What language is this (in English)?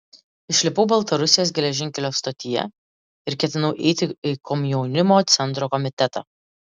Lithuanian